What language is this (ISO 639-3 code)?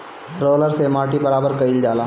bho